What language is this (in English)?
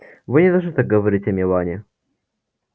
Russian